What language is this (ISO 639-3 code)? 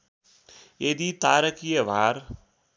nep